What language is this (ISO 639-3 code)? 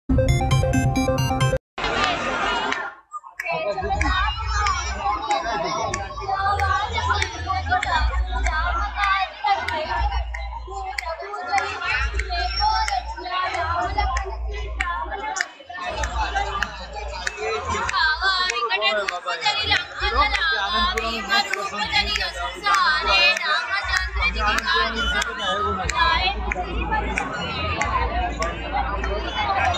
tha